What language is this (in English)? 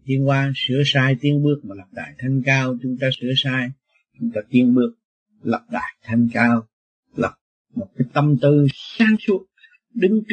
Vietnamese